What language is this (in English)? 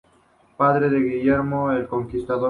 Spanish